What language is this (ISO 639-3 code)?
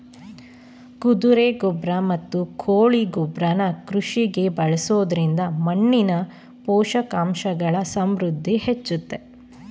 kan